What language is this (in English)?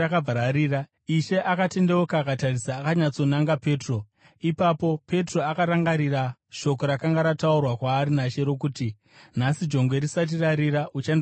Shona